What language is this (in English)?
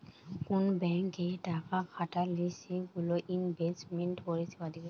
Bangla